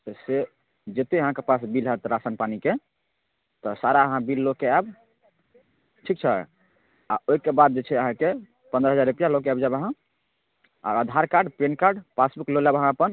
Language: Maithili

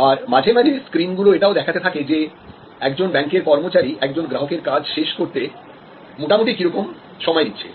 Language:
Bangla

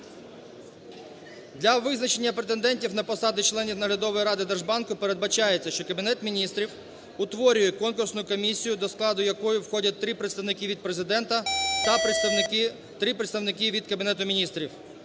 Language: Ukrainian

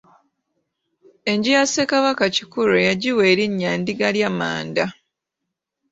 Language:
Ganda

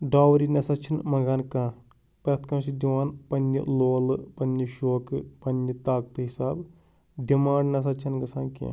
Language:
Kashmiri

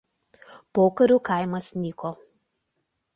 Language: Lithuanian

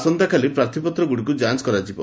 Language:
Odia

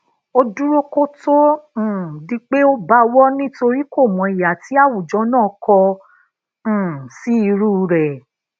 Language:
Yoruba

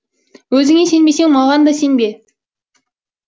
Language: Kazakh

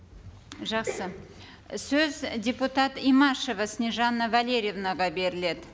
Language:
Kazakh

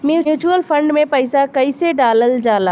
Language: Bhojpuri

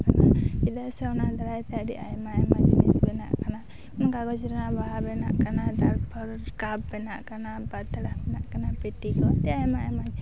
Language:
Santali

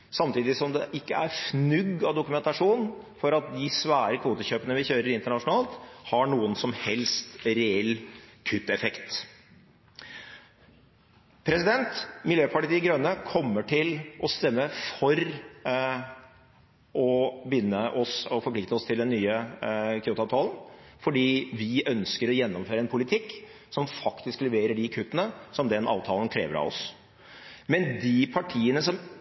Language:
Norwegian Bokmål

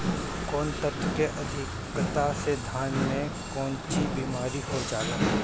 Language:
Bhojpuri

